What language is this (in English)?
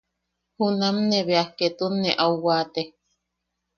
Yaqui